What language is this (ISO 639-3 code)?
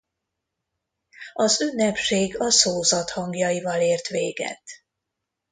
hun